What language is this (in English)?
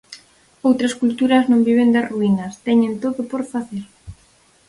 Galician